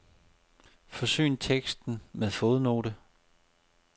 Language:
Danish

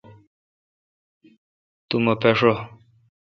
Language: Kalkoti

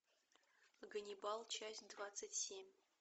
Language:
Russian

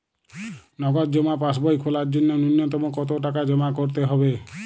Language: Bangla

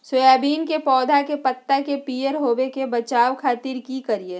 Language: Magahi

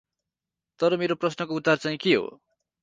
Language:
Nepali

